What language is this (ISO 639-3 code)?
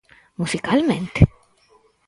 glg